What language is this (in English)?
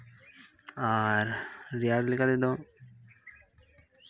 Santali